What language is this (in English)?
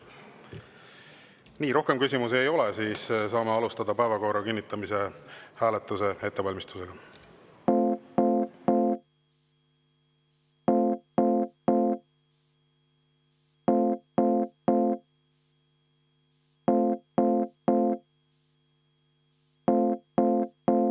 Estonian